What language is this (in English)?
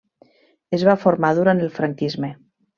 Catalan